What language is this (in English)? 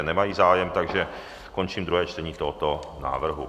Czech